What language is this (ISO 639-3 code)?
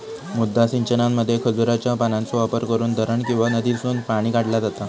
mar